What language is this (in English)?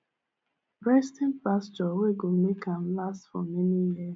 Nigerian Pidgin